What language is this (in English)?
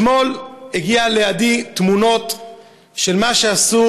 Hebrew